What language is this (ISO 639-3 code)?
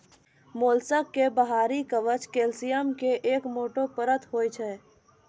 mai